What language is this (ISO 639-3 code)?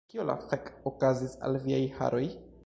epo